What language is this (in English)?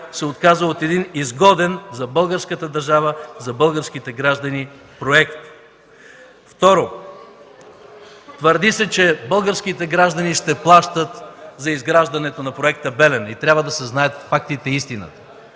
Bulgarian